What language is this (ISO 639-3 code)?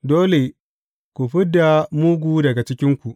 hau